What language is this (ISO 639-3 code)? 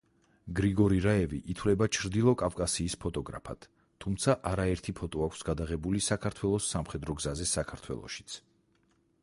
kat